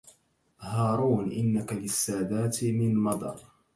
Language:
Arabic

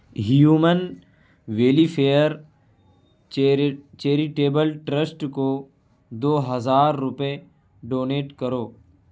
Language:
Urdu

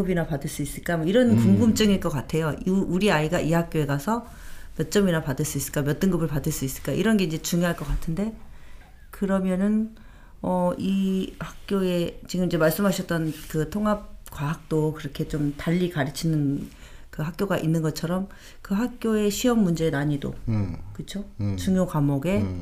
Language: Korean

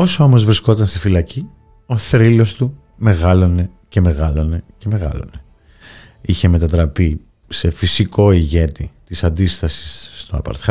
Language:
Greek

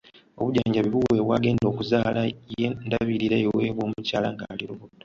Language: Ganda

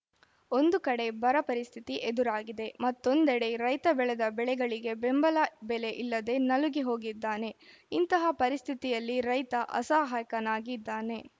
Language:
Kannada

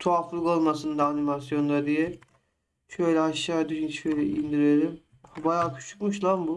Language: Turkish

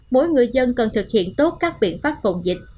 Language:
Vietnamese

